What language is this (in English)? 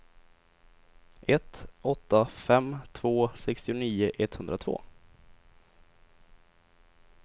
Swedish